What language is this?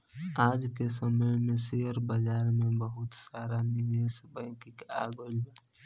Bhojpuri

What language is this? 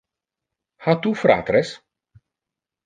Interlingua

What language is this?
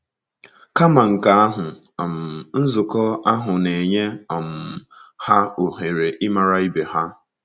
Igbo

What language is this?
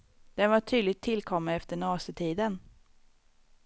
Swedish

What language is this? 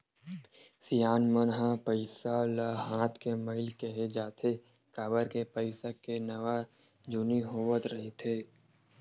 Chhattisgarhi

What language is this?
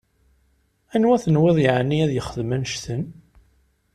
Kabyle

